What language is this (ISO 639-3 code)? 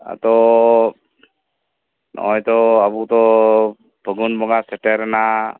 sat